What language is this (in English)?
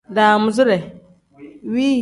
Tem